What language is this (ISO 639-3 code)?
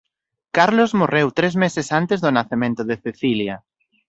glg